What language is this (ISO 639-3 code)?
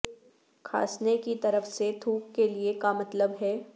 urd